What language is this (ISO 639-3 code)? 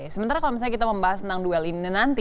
ind